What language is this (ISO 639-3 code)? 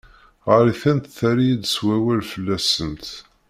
kab